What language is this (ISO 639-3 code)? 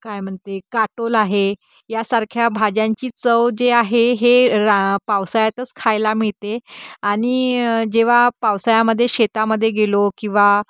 mar